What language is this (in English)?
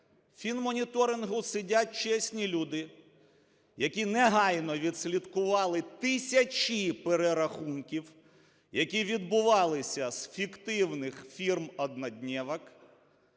Ukrainian